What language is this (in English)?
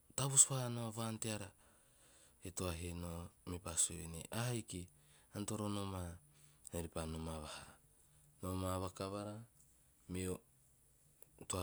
Teop